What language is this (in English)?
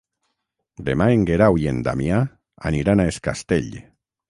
Catalan